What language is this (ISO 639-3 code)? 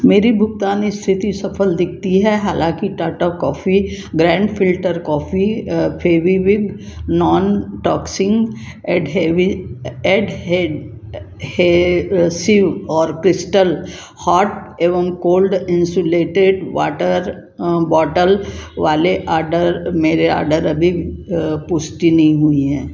hin